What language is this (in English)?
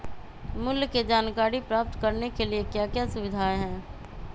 Magahi